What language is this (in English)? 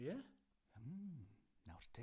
Welsh